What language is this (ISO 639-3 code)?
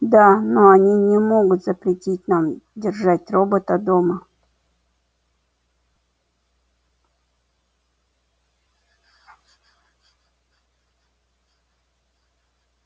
rus